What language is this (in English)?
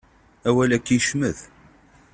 Kabyle